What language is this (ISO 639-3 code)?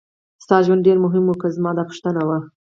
pus